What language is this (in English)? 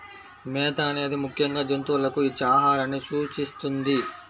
Telugu